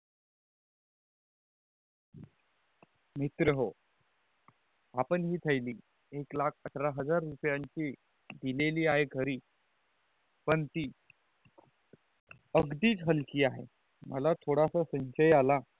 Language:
Marathi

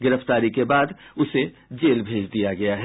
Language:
Hindi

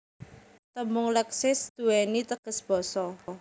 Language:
Javanese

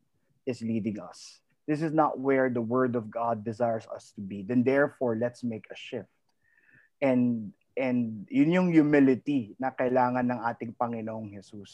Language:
Filipino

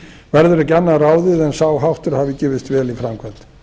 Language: Icelandic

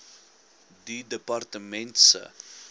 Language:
Afrikaans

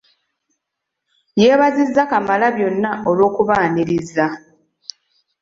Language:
Ganda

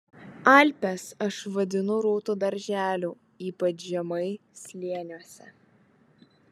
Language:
Lithuanian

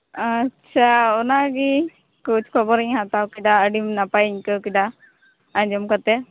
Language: Santali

